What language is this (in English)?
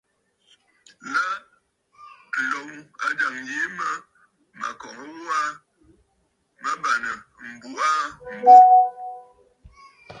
Bafut